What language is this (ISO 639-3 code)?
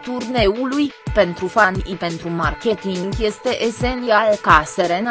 ron